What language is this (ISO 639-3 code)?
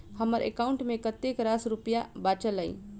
mai